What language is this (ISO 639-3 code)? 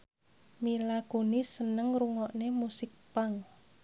jav